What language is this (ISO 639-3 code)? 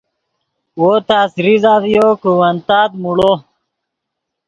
ydg